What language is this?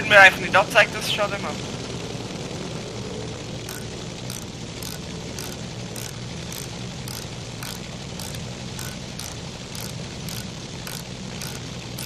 German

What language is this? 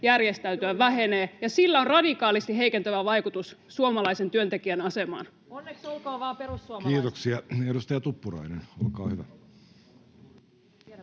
Finnish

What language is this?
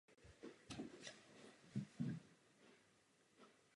Czech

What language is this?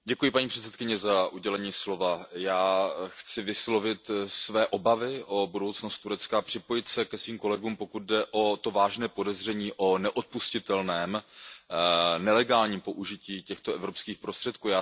Czech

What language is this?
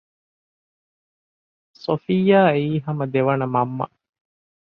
Divehi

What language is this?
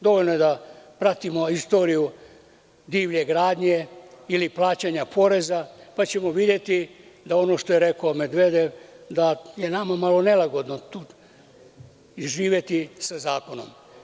Serbian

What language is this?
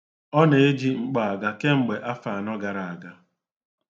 Igbo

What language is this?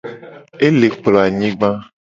Gen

